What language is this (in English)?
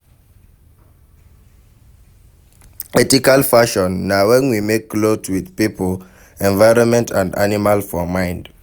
Nigerian Pidgin